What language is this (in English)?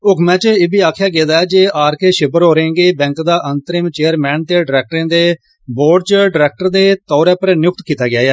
Dogri